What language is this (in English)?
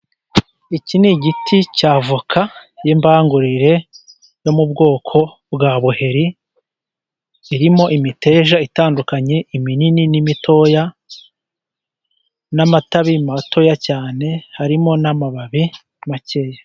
Kinyarwanda